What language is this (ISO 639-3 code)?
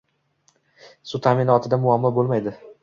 uzb